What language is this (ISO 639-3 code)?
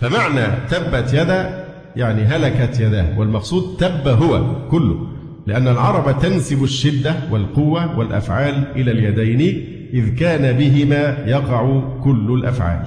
ara